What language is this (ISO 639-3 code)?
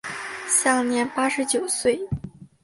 zho